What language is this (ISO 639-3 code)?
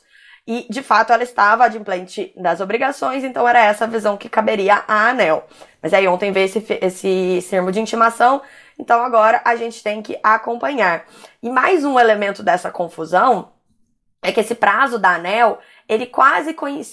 por